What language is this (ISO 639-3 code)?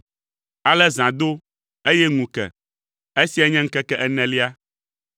ewe